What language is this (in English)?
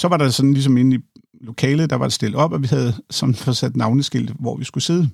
Danish